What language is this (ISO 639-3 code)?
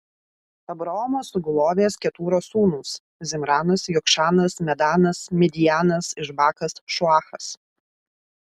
lit